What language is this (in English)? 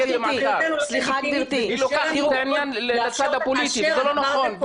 Hebrew